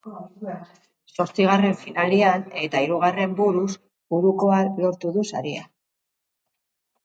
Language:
Basque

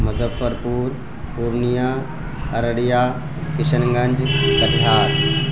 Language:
Urdu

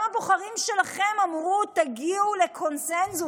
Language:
Hebrew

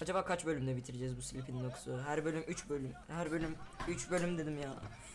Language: Turkish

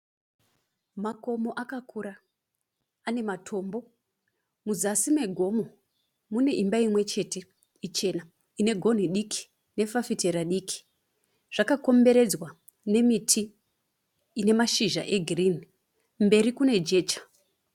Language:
Shona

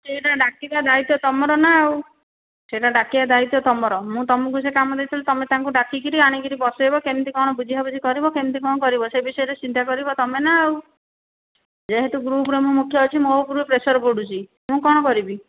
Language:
Odia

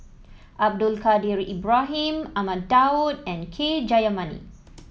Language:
English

